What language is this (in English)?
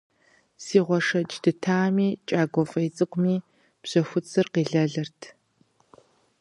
Kabardian